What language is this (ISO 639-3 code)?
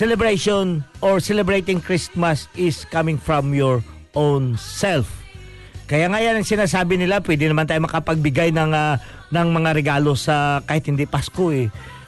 fil